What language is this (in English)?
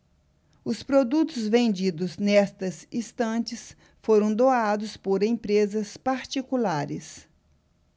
Portuguese